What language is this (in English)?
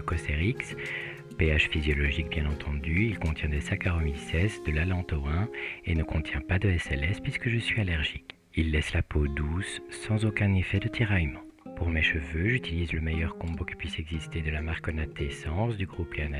French